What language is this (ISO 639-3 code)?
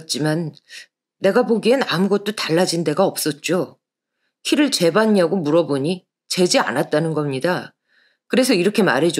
kor